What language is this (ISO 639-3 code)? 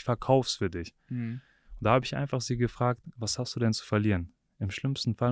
deu